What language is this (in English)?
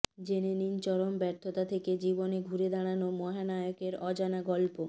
Bangla